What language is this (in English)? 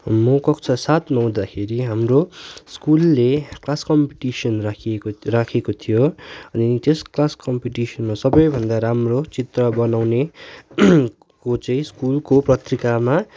Nepali